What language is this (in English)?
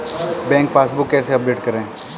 Hindi